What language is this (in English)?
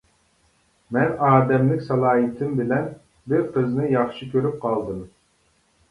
Uyghur